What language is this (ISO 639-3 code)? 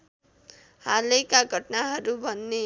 nep